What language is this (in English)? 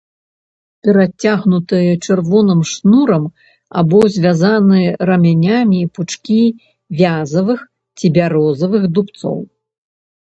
Belarusian